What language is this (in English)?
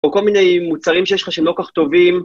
Hebrew